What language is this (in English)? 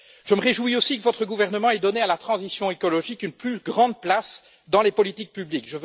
French